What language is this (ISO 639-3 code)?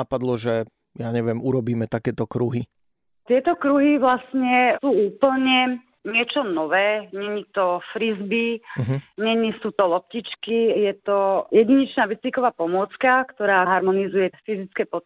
slk